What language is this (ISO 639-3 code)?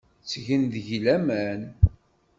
kab